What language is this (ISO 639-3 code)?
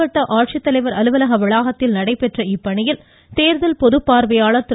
tam